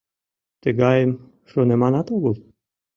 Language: Mari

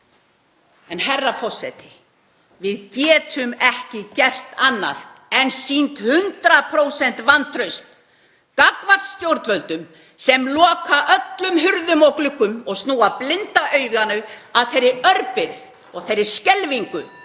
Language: Icelandic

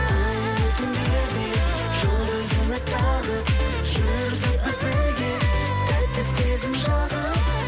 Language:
Kazakh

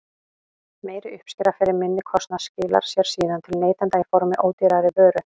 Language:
Icelandic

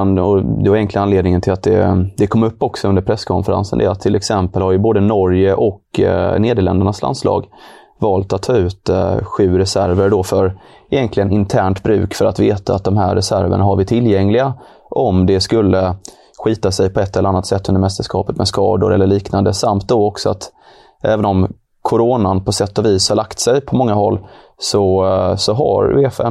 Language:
Swedish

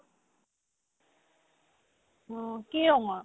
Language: Assamese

